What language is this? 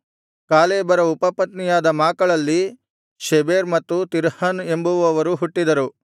Kannada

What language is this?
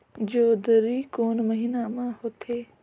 Chhattisgarhi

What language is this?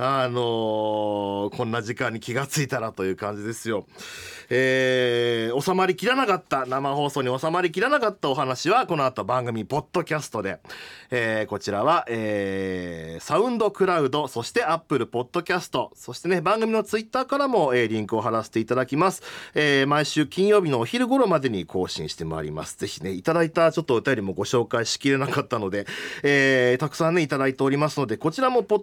Japanese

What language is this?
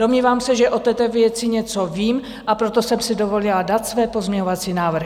Czech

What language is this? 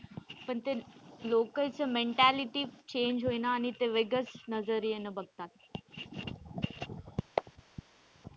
Marathi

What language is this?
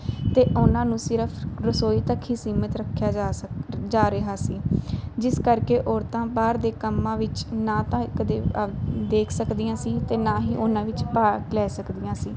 Punjabi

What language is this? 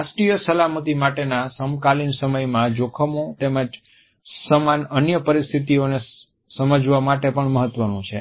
Gujarati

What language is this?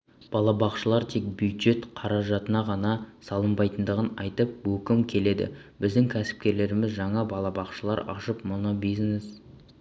Kazakh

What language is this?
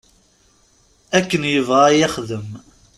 Kabyle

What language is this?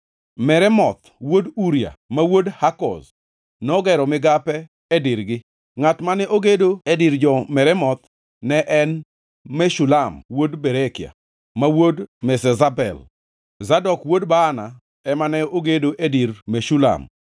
Luo (Kenya and Tanzania)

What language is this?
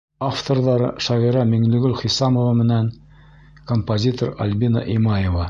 Bashkir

